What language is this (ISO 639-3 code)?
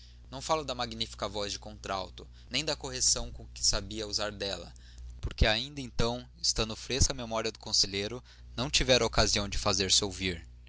por